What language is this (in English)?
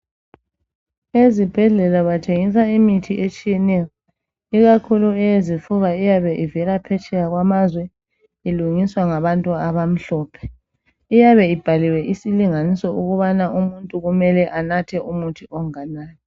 North Ndebele